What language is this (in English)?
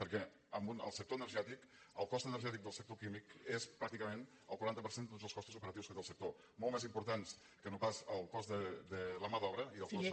Catalan